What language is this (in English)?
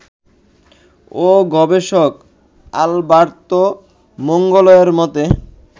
Bangla